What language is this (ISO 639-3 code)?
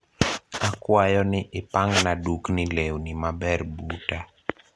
luo